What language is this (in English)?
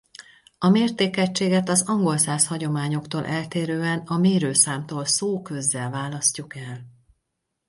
Hungarian